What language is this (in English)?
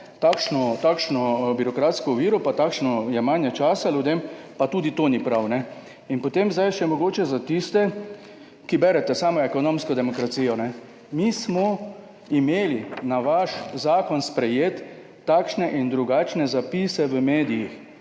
Slovenian